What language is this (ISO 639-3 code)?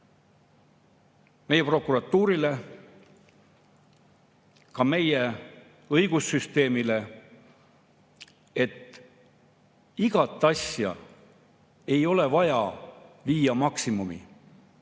est